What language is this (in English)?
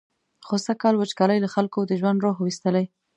Pashto